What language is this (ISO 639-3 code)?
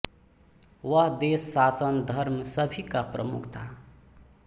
hin